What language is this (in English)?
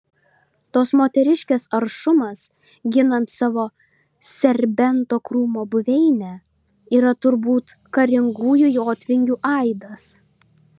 Lithuanian